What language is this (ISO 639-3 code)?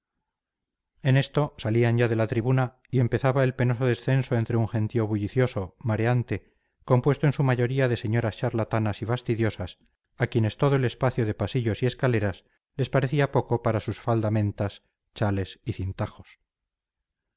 spa